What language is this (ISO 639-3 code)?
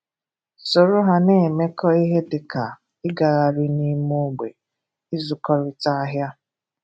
ibo